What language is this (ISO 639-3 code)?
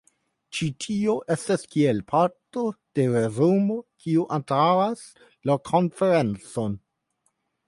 epo